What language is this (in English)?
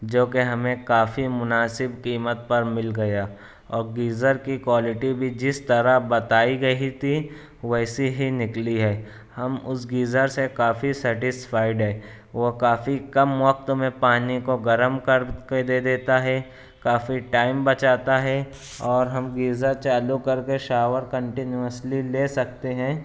Urdu